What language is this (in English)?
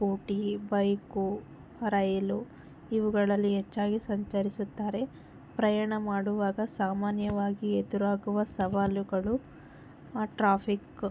Kannada